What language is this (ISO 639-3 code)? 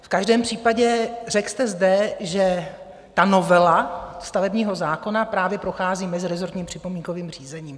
ces